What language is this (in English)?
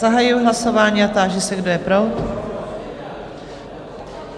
Czech